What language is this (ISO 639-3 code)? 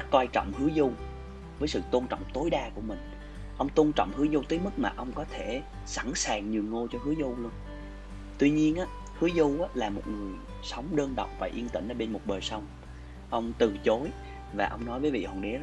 vie